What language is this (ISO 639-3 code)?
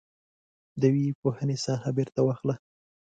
pus